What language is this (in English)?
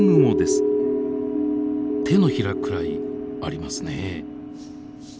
Japanese